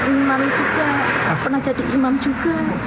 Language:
Indonesian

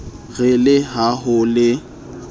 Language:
Southern Sotho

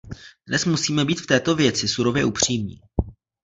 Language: Czech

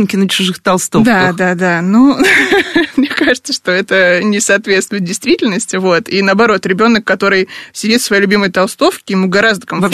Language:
Russian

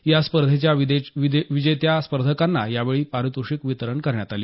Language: Marathi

